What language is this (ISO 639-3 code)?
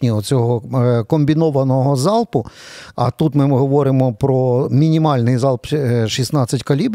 ukr